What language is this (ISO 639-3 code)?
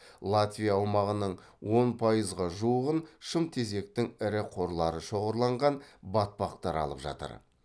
kaz